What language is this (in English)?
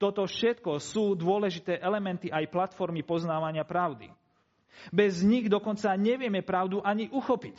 Slovak